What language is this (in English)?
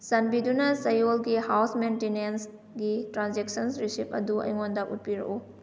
Manipuri